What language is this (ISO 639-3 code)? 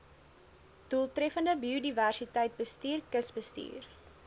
afr